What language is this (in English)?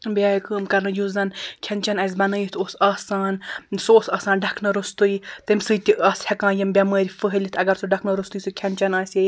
Kashmiri